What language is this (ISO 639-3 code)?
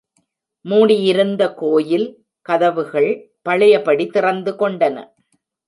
tam